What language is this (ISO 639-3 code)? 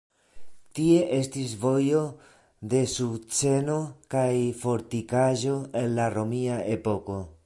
epo